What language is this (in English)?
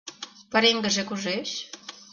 Mari